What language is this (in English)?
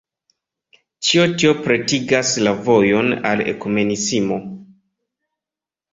Esperanto